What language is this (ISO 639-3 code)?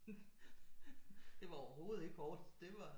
dan